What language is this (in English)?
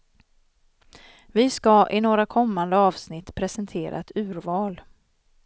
Swedish